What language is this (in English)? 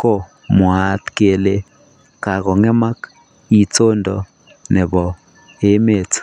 Kalenjin